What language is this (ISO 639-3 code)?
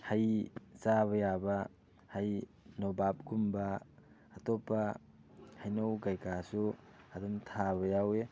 mni